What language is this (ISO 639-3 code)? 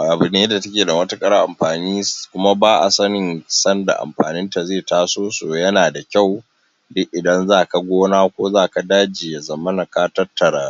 hau